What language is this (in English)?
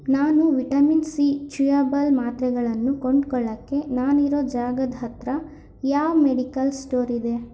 Kannada